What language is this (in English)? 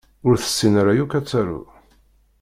Kabyle